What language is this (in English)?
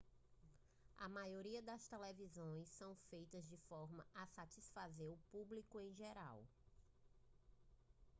Portuguese